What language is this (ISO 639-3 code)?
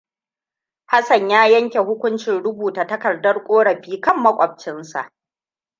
hau